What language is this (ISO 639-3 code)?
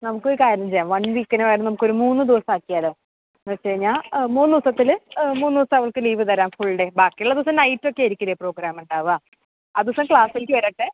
mal